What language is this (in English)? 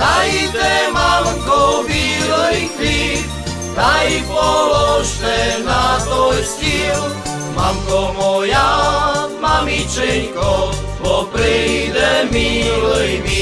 Slovak